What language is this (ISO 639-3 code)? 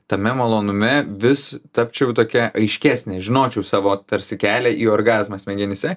lit